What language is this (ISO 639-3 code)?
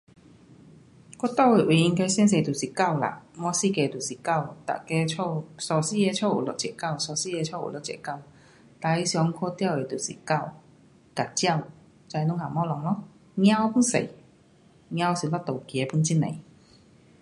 cpx